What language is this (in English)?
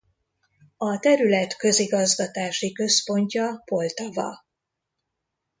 Hungarian